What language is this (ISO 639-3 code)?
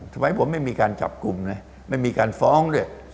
tha